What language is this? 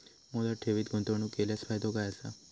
Marathi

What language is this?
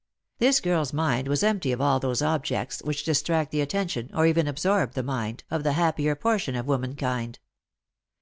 English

